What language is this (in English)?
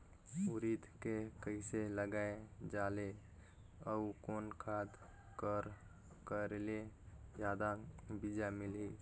Chhattisgarhi